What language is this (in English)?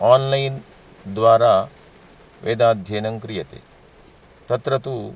Sanskrit